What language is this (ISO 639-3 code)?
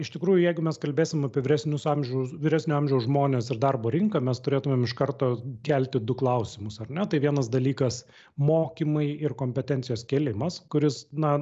lit